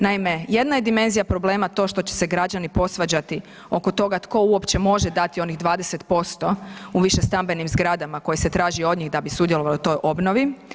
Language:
Croatian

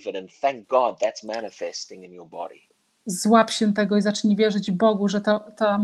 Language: Polish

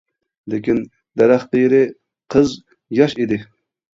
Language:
Uyghur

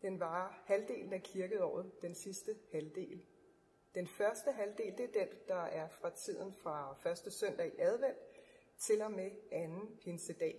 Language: Danish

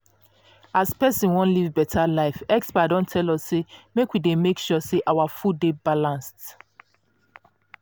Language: Nigerian Pidgin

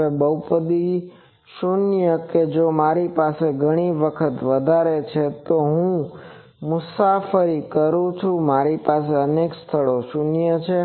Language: Gujarati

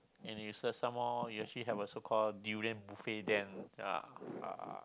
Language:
English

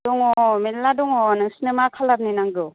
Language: Bodo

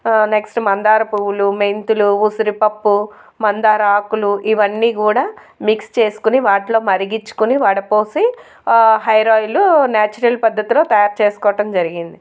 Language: Telugu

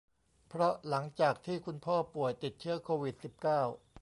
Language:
Thai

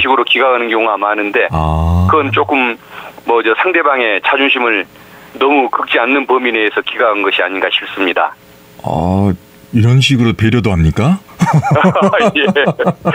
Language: Korean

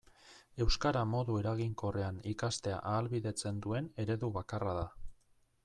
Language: Basque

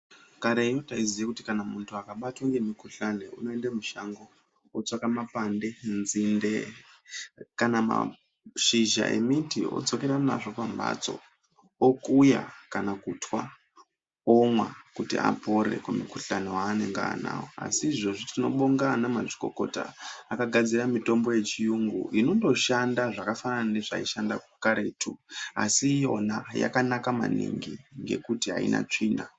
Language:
Ndau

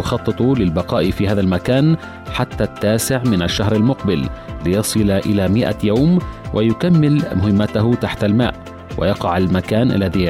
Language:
Arabic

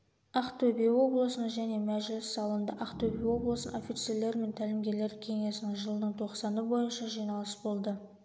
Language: Kazakh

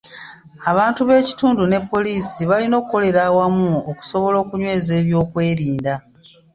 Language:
Ganda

